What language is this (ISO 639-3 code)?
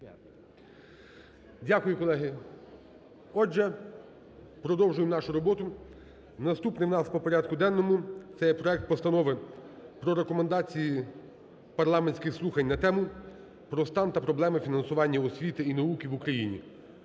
ukr